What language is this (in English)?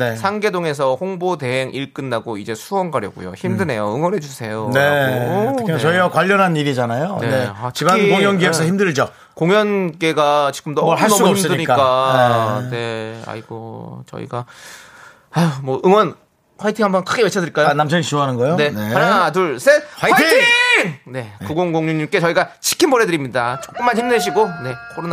Korean